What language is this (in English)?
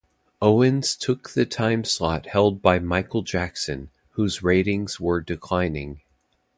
English